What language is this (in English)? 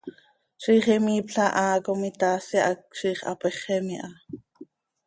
Seri